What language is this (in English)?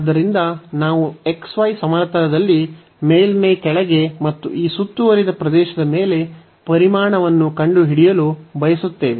Kannada